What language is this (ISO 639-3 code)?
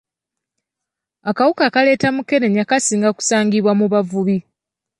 lug